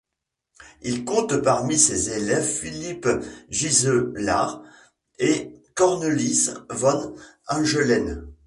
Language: French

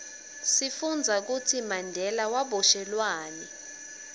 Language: Swati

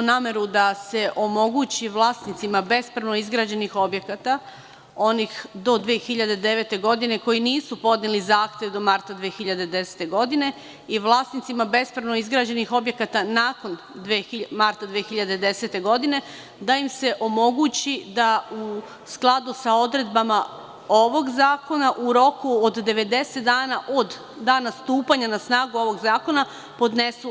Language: Serbian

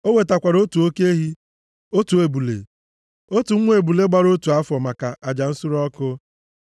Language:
Igbo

